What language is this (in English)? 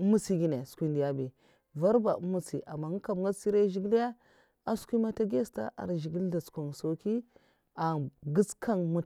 Mafa